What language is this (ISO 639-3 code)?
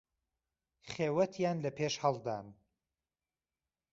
ckb